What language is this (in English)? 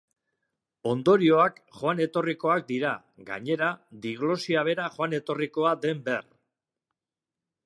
Basque